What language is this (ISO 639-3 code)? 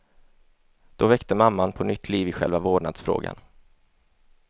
swe